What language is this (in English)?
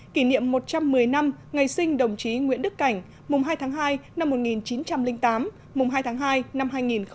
Vietnamese